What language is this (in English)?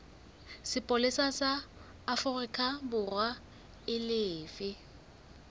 Southern Sotho